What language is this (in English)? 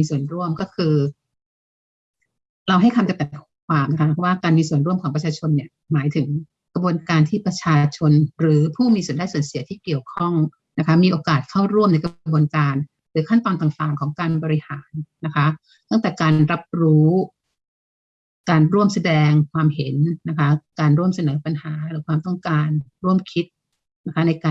Thai